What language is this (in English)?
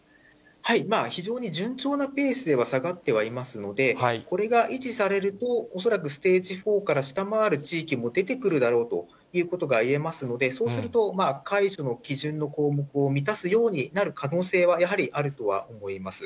Japanese